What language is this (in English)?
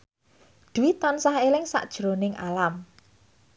Javanese